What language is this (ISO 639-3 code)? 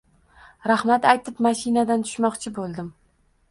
uzb